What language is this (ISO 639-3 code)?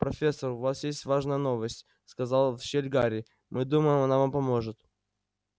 rus